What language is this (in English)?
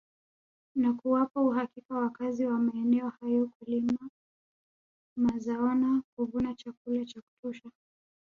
Swahili